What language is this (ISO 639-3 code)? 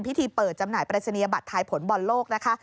tha